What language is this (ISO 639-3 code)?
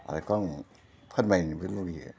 brx